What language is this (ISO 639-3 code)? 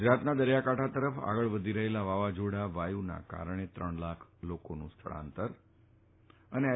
guj